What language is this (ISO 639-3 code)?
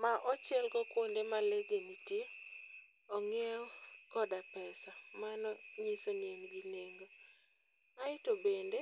luo